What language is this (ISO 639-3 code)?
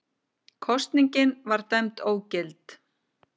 isl